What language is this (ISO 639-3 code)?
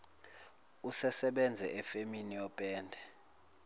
zul